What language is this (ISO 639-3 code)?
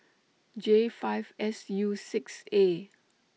eng